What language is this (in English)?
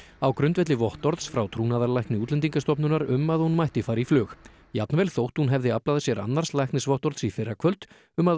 Icelandic